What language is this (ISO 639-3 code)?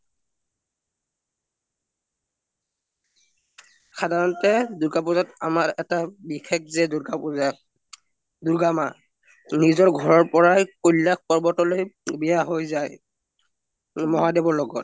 asm